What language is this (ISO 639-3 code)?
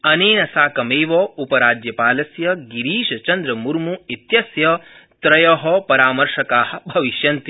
san